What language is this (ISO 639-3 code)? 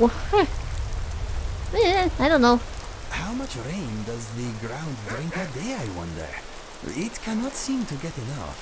eng